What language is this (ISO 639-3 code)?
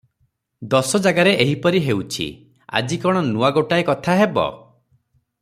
ori